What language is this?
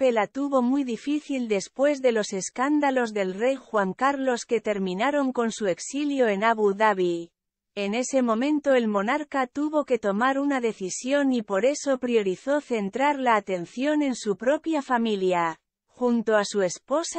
Spanish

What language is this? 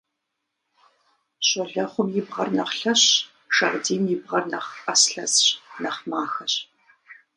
Kabardian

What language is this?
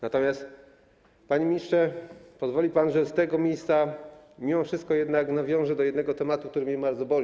Polish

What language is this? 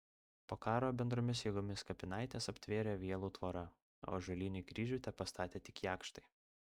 Lithuanian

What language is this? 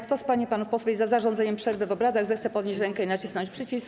Polish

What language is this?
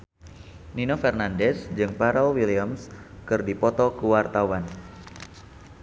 Sundanese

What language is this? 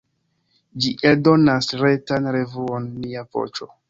Esperanto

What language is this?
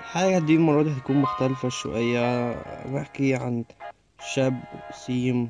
Arabic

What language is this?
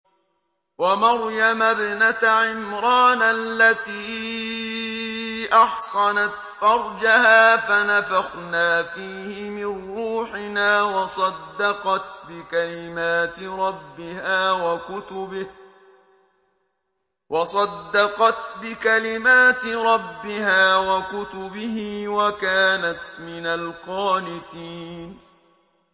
Arabic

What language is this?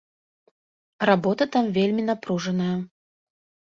Belarusian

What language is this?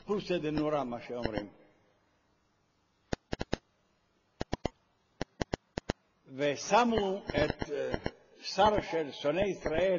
Hebrew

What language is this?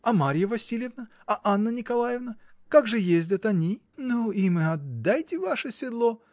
Russian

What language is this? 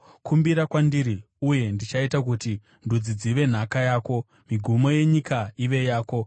Shona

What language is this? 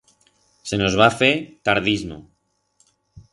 Aragonese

